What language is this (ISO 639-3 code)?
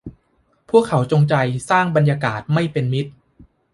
tha